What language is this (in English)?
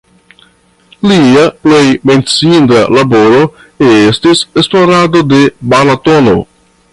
Esperanto